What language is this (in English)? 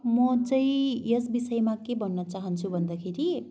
Nepali